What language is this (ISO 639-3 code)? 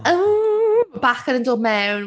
cym